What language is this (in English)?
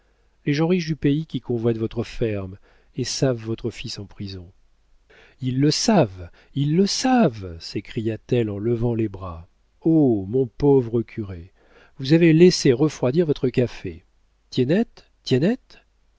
French